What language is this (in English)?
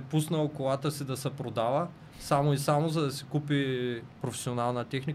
Bulgarian